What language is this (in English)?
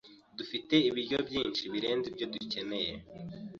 Kinyarwanda